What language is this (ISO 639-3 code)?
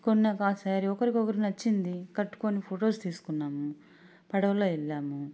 tel